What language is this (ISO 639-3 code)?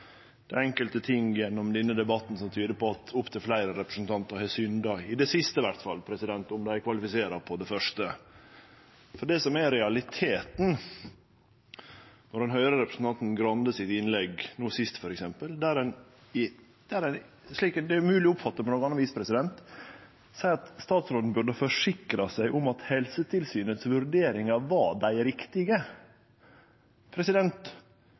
nno